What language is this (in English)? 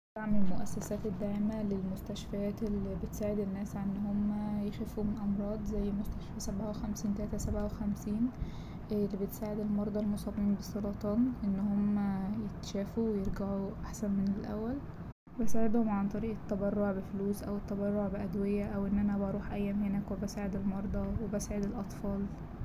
Egyptian Arabic